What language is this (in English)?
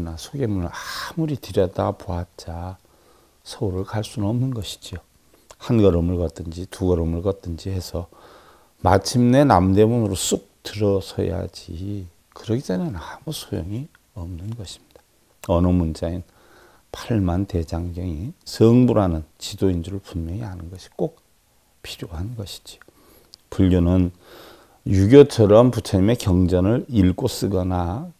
Korean